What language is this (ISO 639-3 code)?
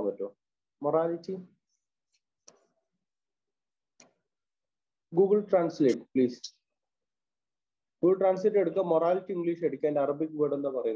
ara